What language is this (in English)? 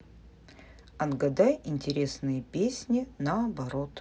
Russian